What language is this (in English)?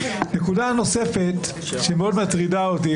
Hebrew